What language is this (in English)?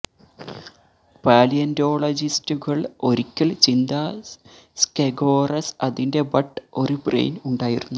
Malayalam